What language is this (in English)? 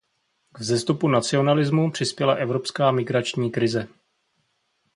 Czech